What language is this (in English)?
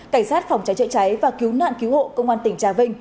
Vietnamese